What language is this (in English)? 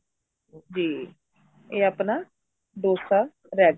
Punjabi